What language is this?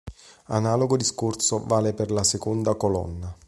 Italian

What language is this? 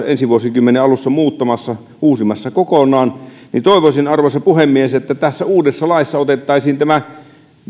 Finnish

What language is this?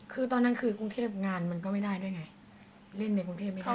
Thai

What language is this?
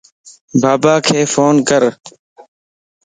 Lasi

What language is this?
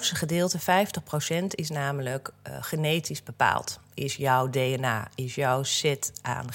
Dutch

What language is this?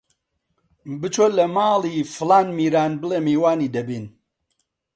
Central Kurdish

